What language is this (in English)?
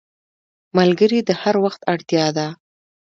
Pashto